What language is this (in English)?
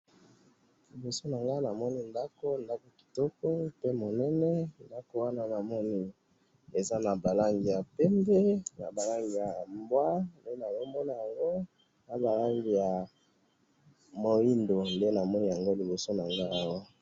Lingala